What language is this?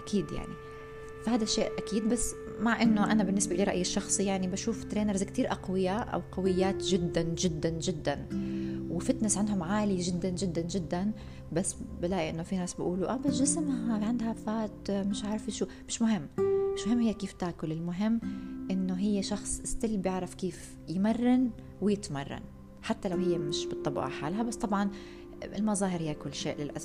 Arabic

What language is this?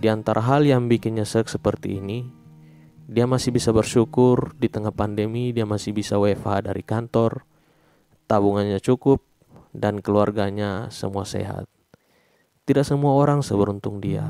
Indonesian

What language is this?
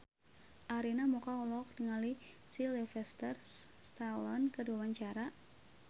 Sundanese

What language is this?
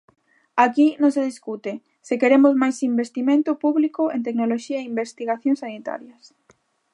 Galician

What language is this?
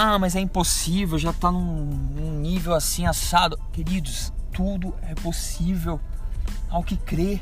Portuguese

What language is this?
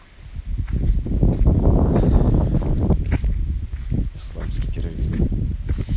Russian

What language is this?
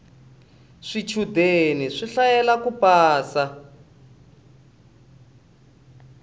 Tsonga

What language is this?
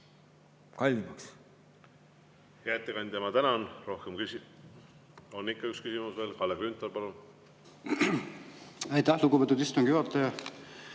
Estonian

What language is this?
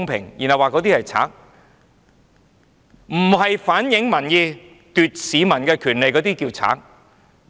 Cantonese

